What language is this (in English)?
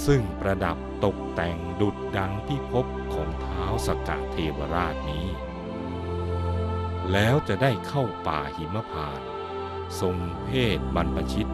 Thai